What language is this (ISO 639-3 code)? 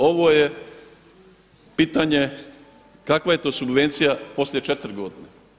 hrv